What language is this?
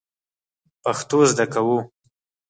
Pashto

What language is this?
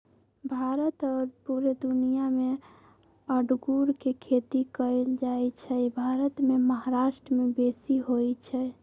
Magahi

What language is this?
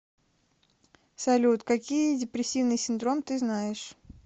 Russian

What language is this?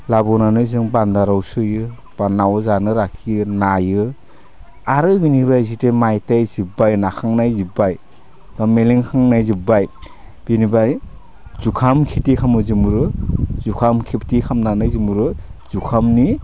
Bodo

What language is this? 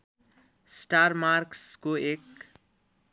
Nepali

